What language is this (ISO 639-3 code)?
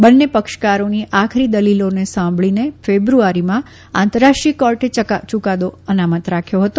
guj